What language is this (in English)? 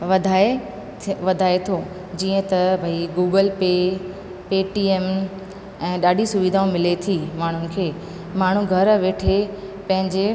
Sindhi